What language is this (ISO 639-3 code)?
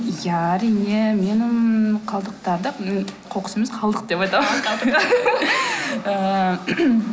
kaz